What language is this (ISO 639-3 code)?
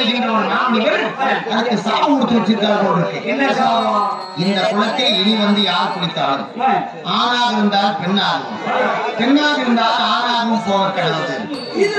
ara